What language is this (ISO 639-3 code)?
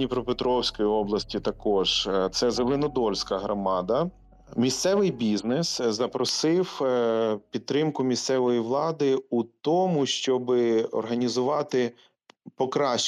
ukr